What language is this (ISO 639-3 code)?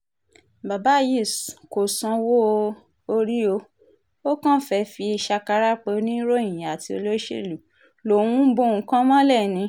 yor